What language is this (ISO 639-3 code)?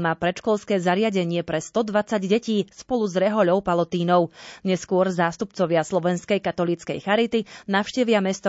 slk